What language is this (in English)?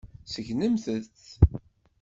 Kabyle